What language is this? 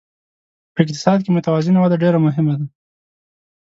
Pashto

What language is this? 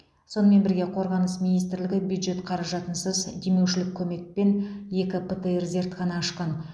Kazakh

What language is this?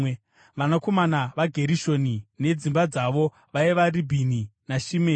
Shona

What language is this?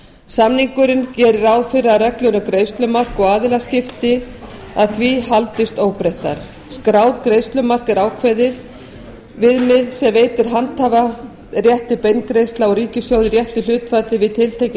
Icelandic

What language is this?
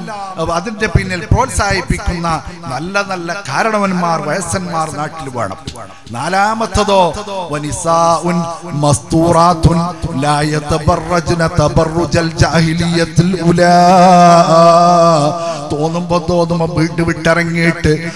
Arabic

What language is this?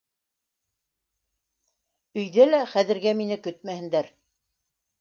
Bashkir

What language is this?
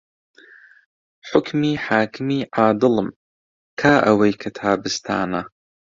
Central Kurdish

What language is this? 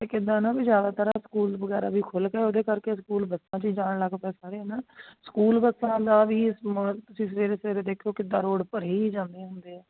Punjabi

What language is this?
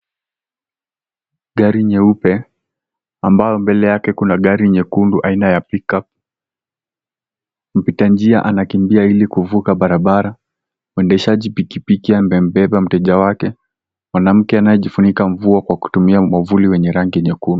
Swahili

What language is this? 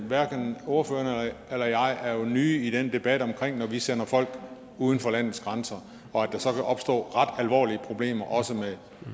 Danish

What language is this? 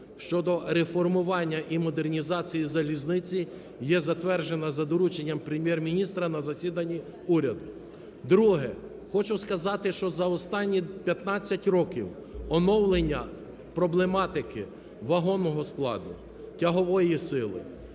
Ukrainian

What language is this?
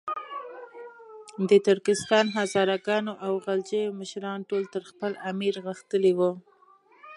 Pashto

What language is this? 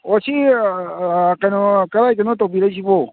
Manipuri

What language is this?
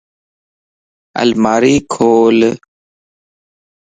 Lasi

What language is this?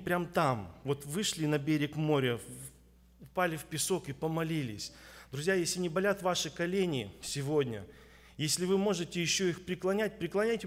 Russian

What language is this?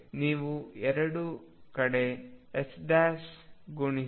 Kannada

